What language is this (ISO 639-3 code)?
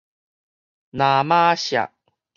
nan